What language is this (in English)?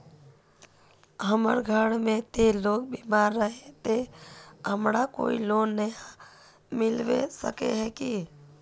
Magahi